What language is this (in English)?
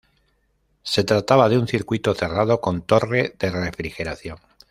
Spanish